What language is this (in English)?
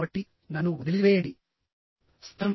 Telugu